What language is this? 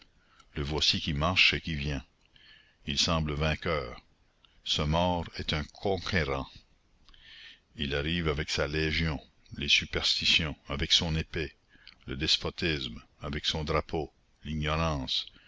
French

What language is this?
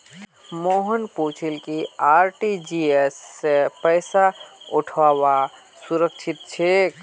Magahi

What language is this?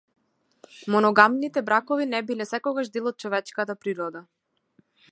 Macedonian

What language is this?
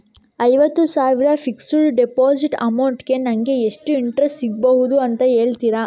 Kannada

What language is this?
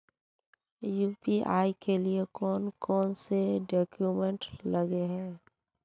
Magahi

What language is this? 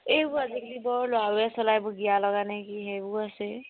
Assamese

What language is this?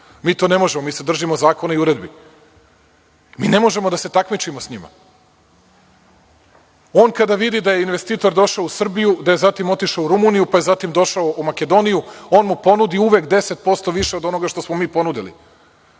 Serbian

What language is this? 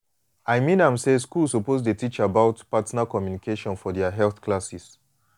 Nigerian Pidgin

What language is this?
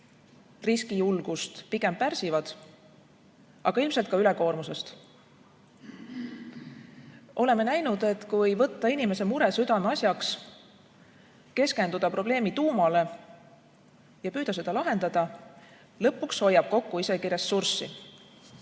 Estonian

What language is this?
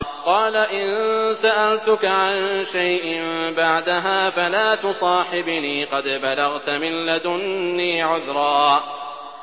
Arabic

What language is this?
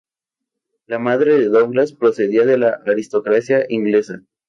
Spanish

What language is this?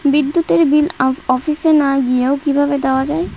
Bangla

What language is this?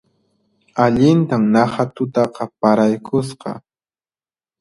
Puno Quechua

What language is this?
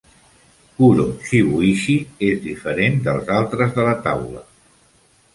Catalan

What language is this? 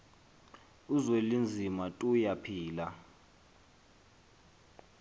Xhosa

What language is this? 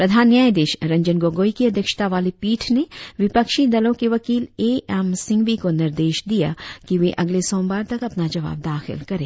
Hindi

